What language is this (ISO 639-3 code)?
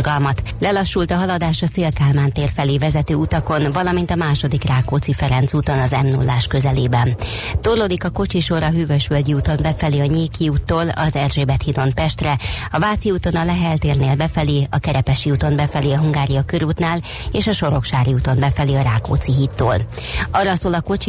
hun